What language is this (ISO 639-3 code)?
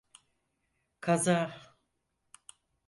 tur